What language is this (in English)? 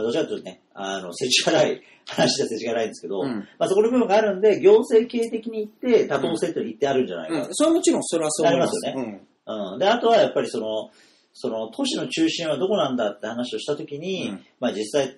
Japanese